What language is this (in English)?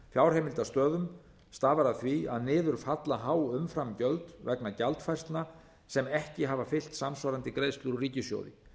Icelandic